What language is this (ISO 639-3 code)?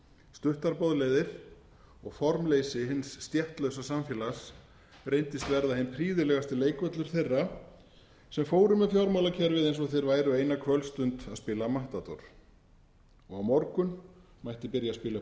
isl